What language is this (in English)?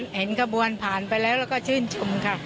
Thai